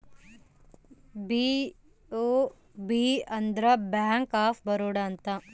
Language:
Kannada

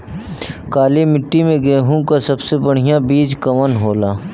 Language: Bhojpuri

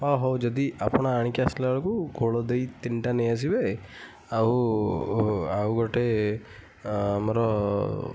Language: Odia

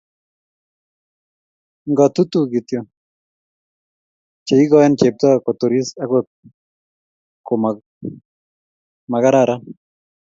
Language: Kalenjin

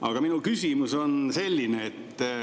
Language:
Estonian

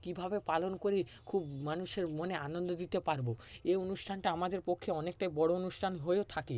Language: Bangla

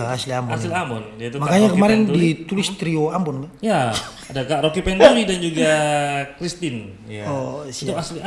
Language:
Indonesian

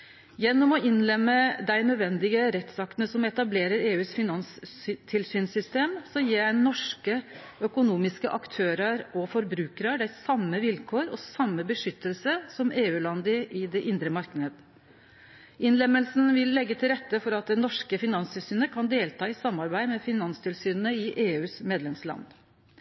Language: Norwegian Nynorsk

